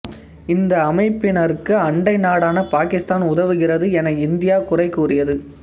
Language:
Tamil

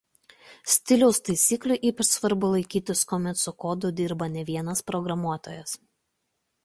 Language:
Lithuanian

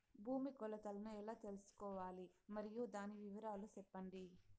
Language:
Telugu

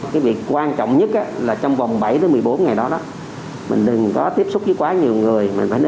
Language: Vietnamese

